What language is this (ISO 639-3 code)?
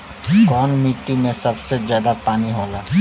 bho